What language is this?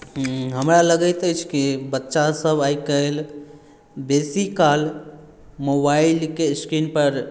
Maithili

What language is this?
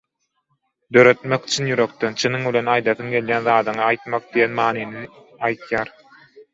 Turkmen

